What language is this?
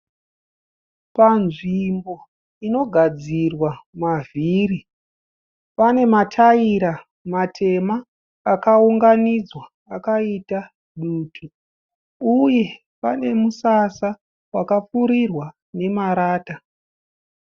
Shona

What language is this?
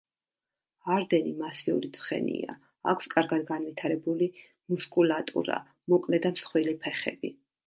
Georgian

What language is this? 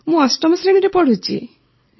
Odia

